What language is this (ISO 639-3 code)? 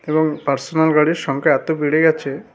ben